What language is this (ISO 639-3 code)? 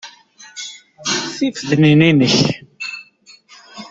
kab